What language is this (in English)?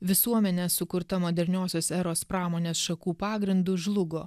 Lithuanian